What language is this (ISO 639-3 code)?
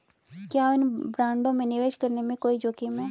hin